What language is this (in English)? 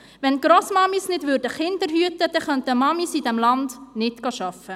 Swiss German